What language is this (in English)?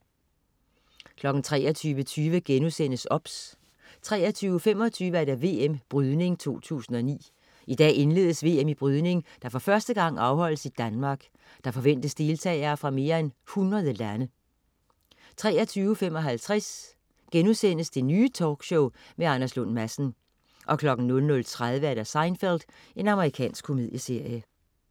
Danish